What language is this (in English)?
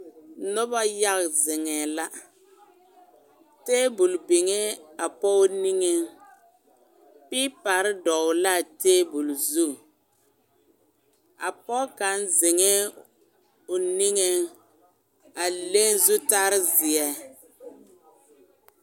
Southern Dagaare